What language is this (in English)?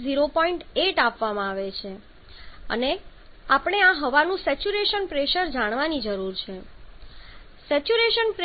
Gujarati